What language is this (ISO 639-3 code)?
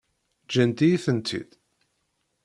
kab